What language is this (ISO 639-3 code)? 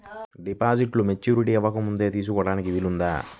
tel